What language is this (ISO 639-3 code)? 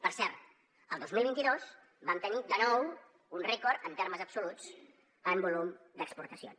cat